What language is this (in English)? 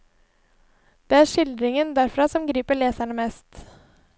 Norwegian